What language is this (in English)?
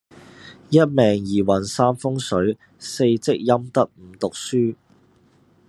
Cantonese